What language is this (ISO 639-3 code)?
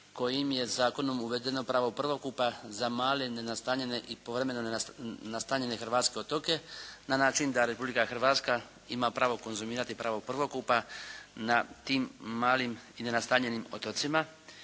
hrv